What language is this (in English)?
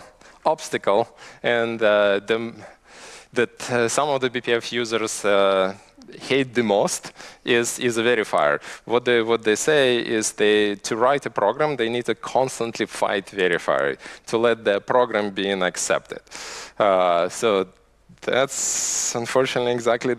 English